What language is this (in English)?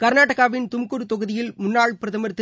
Tamil